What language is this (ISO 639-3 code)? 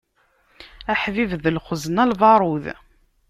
kab